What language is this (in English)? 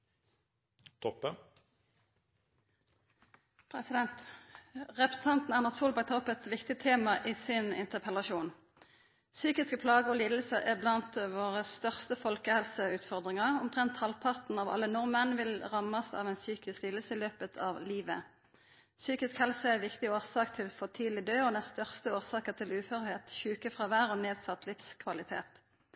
Norwegian